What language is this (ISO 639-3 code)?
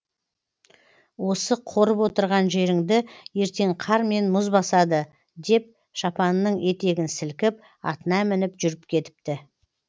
kaz